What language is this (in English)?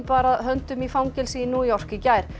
Icelandic